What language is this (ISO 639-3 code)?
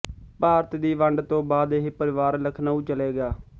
pan